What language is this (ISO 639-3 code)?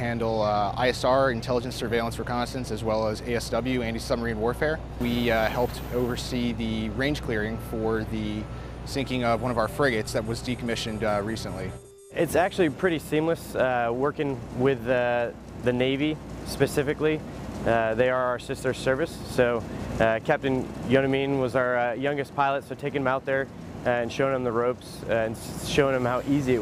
eng